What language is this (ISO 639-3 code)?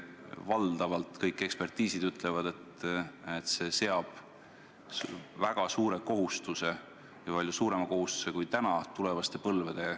est